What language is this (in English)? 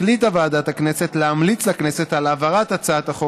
Hebrew